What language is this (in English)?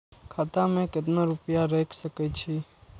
Maithili